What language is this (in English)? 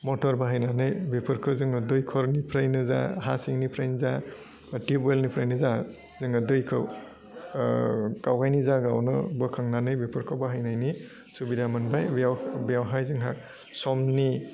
Bodo